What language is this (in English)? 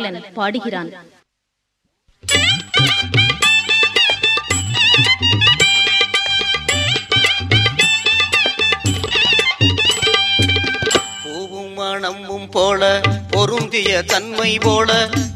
Tamil